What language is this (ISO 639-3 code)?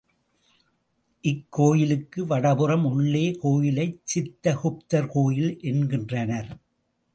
tam